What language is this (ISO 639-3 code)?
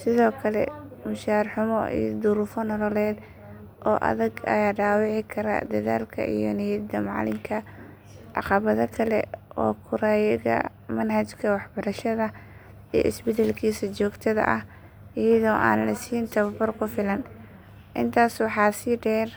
som